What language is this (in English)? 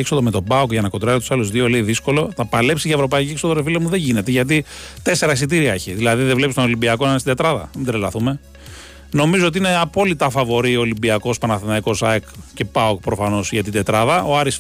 Greek